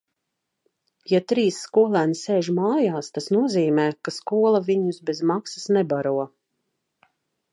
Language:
Latvian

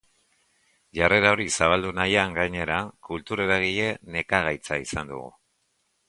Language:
Basque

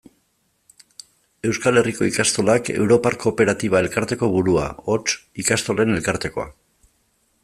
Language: Basque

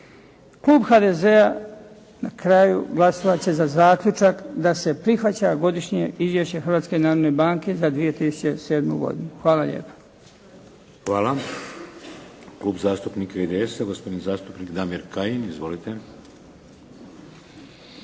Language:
Croatian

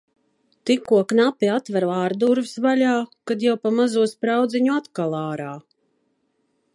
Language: Latvian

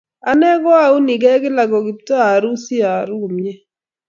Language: Kalenjin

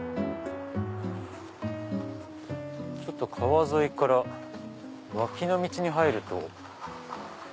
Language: Japanese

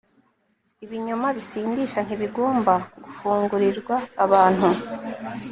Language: Kinyarwanda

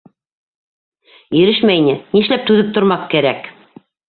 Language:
Bashkir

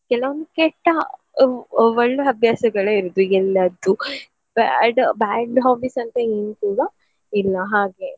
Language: Kannada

